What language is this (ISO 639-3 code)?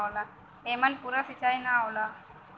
bho